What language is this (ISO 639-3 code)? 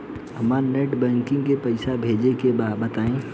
bho